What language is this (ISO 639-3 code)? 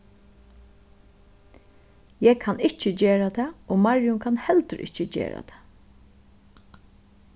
fao